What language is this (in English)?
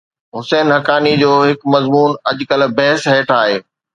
Sindhi